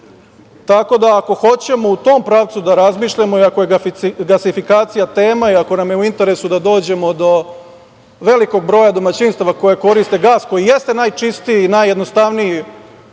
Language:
Serbian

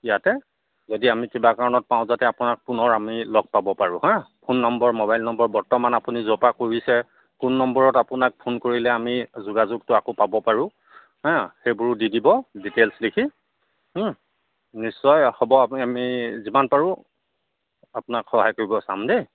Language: Assamese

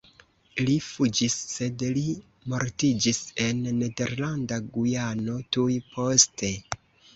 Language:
Esperanto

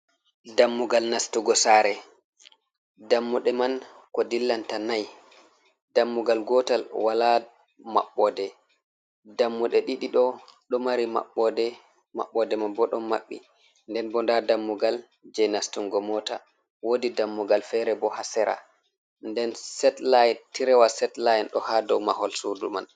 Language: Fula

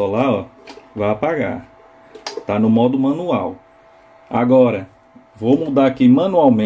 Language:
Portuguese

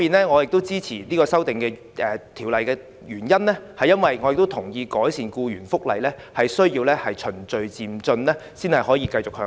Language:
Cantonese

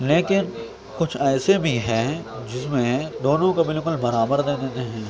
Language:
Urdu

